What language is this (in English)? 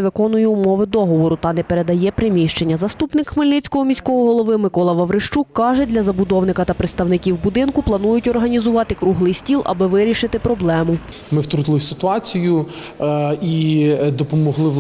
Ukrainian